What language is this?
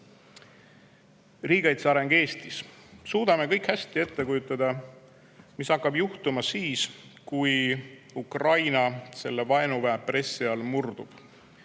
Estonian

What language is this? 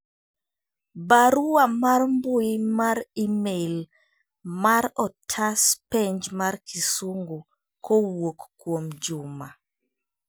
Luo (Kenya and Tanzania)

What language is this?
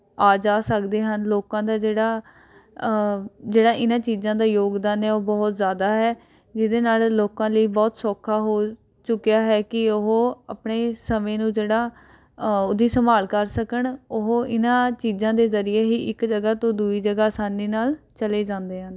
Punjabi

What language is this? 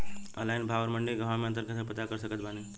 Bhojpuri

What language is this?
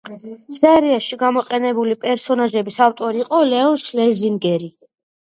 Georgian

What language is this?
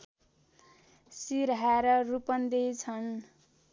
Nepali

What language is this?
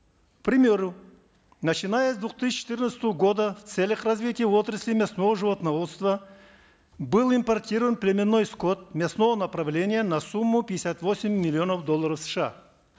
Kazakh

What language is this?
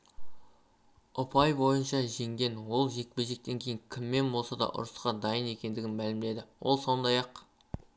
Kazakh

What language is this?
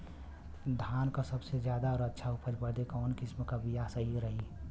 Bhojpuri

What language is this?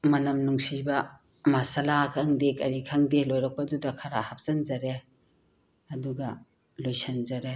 Manipuri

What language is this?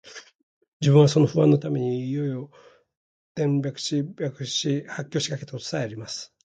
Japanese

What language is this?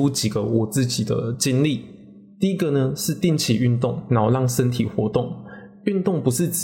Chinese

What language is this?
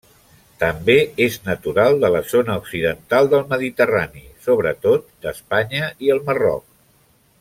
Catalan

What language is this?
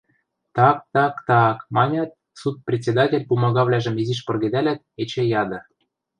Western Mari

